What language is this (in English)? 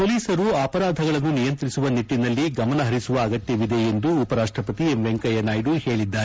Kannada